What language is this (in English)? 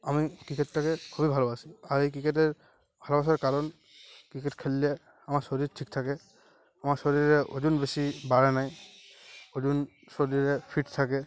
Bangla